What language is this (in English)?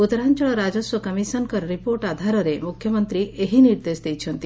Odia